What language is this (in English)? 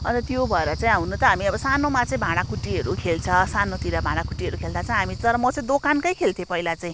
Nepali